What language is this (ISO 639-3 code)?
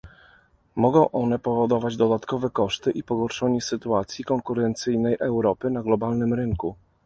pol